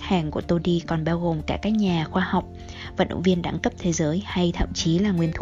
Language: Vietnamese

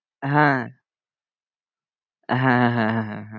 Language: Bangla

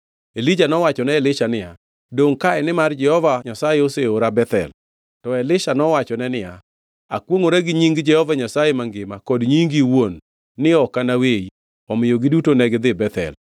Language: Luo (Kenya and Tanzania)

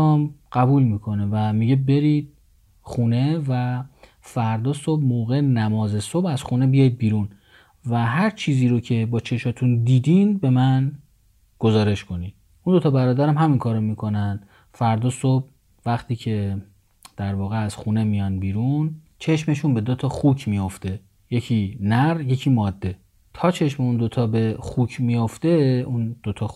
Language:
Persian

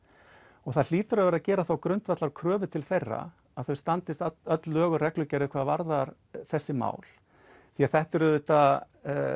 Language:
Icelandic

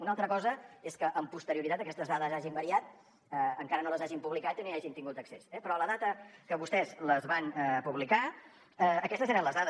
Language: Catalan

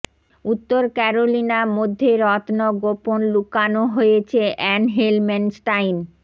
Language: Bangla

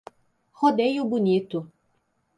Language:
Portuguese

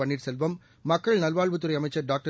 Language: Tamil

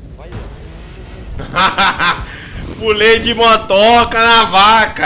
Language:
Portuguese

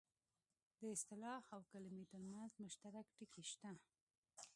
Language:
Pashto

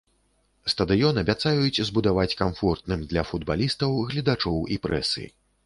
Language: Belarusian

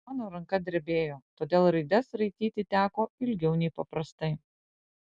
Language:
Lithuanian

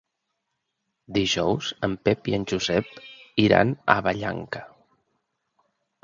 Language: Catalan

